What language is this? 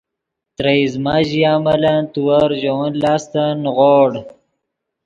Yidgha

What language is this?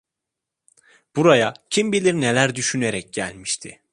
Turkish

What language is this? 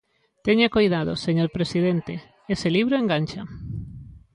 Galician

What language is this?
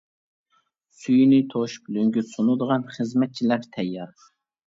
Uyghur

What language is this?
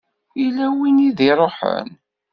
Kabyle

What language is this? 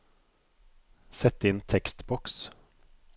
Norwegian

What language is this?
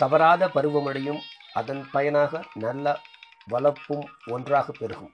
Tamil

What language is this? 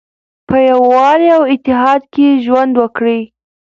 Pashto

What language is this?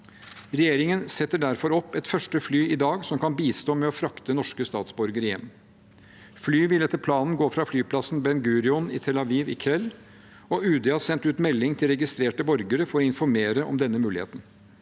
Norwegian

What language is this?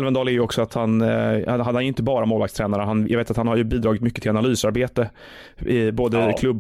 Swedish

